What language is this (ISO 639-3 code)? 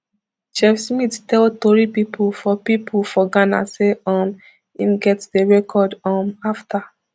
pcm